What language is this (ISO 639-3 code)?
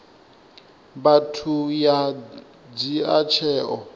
ven